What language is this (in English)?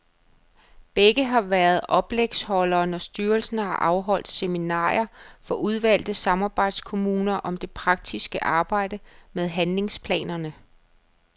Danish